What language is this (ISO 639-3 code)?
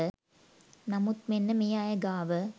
sin